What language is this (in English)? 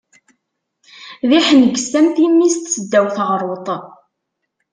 Kabyle